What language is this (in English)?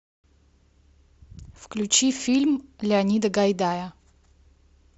Russian